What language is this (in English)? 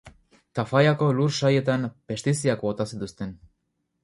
Basque